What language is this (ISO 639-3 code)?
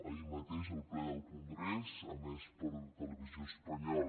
cat